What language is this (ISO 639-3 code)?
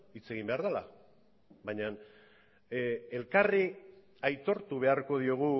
eus